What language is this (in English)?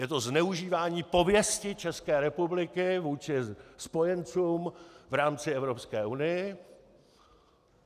Czech